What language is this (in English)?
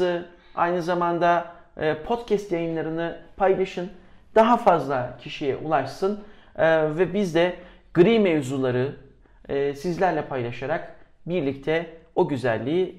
Turkish